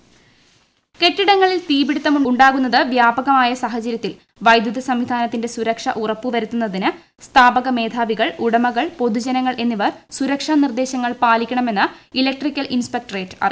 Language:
Malayalam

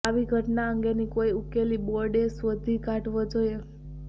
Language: Gujarati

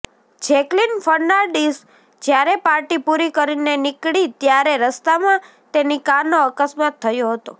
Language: Gujarati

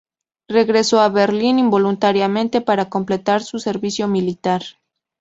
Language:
Spanish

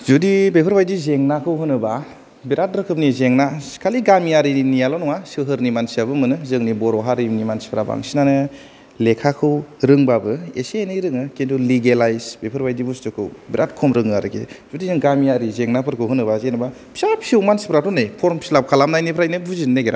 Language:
Bodo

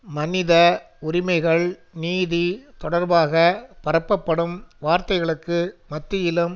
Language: Tamil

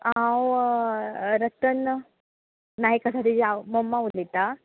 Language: Konkani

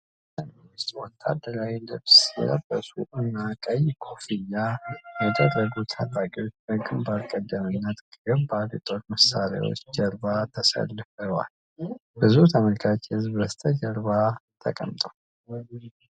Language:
Amharic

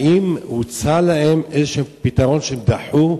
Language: Hebrew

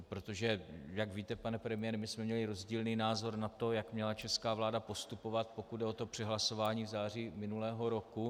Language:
Czech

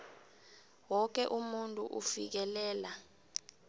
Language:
South Ndebele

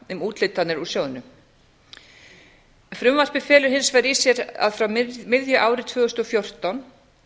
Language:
Icelandic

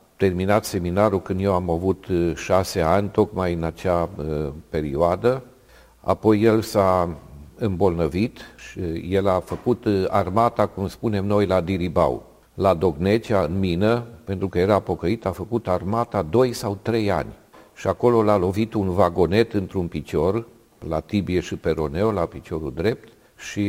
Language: Romanian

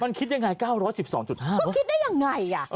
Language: Thai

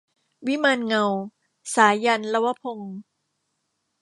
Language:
Thai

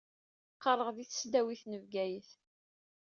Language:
Kabyle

